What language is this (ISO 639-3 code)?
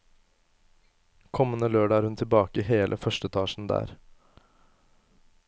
nor